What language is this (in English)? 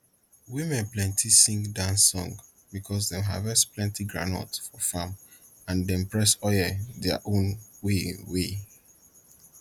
Nigerian Pidgin